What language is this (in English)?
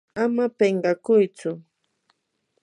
Yanahuanca Pasco Quechua